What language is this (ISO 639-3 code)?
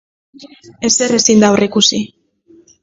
eus